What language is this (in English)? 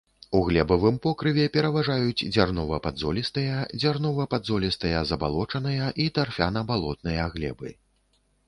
Belarusian